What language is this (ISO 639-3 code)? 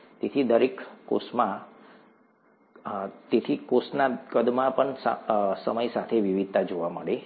guj